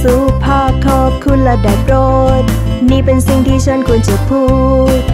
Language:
Thai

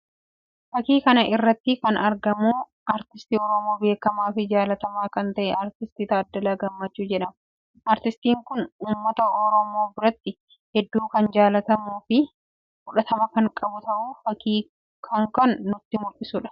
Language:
Oromo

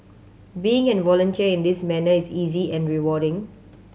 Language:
English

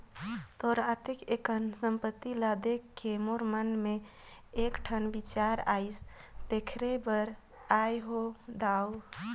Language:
Chhattisgarhi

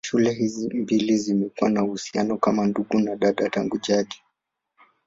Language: Swahili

